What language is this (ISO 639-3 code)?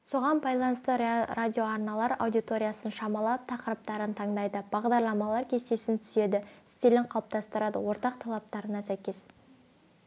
kaz